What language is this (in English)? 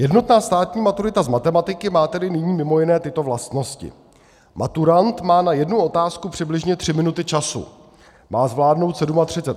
Czech